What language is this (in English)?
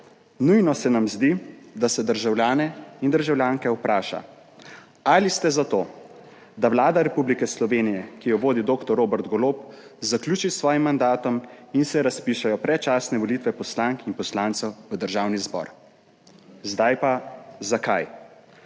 Slovenian